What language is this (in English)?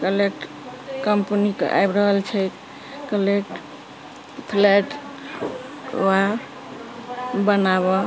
Maithili